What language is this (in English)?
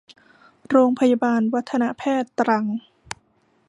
Thai